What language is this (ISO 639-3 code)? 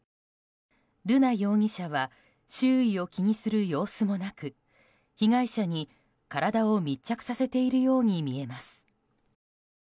jpn